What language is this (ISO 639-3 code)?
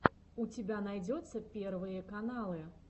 rus